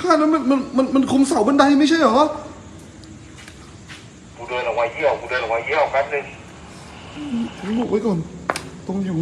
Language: Thai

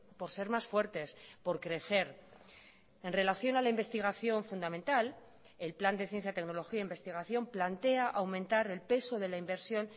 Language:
Spanish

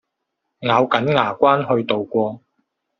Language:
Cantonese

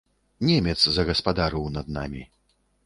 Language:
Belarusian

